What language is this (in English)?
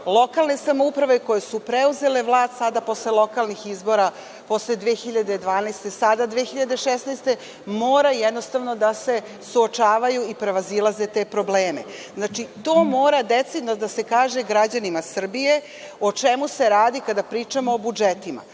Serbian